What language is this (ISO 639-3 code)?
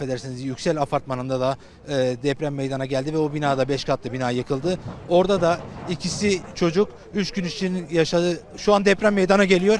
tur